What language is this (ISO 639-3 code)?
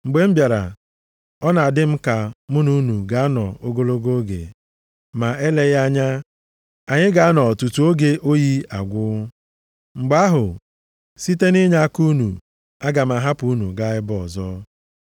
ibo